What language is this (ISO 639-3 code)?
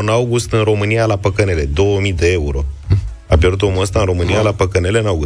ron